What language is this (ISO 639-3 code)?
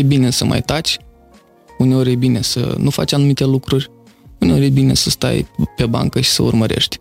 ron